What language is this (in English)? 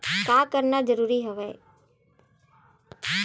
Chhattisgarhi